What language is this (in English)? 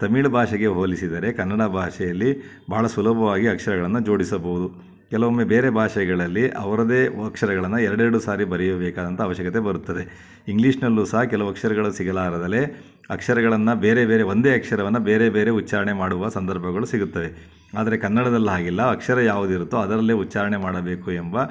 Kannada